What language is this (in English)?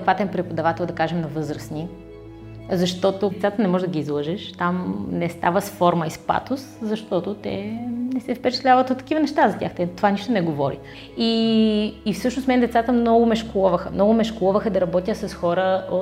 Bulgarian